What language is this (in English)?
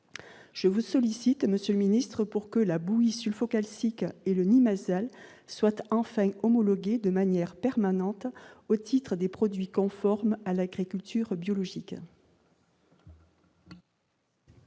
French